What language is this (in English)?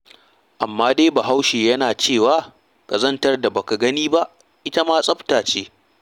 Hausa